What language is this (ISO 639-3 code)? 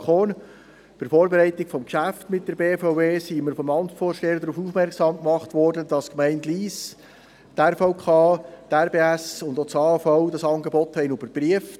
gsw